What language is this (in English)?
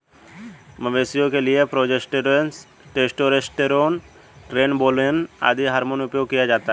Hindi